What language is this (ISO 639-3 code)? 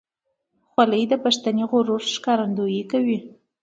pus